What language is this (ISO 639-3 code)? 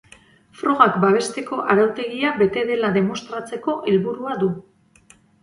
eus